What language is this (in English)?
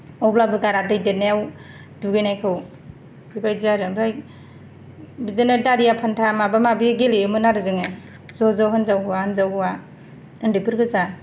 Bodo